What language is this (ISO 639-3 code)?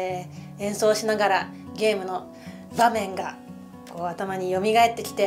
jpn